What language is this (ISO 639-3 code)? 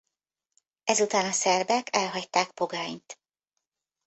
hun